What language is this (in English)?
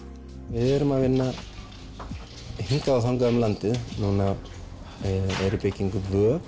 Icelandic